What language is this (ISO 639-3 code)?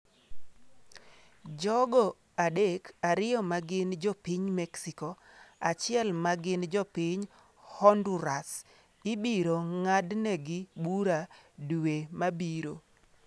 luo